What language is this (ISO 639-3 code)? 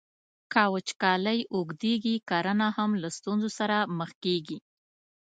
pus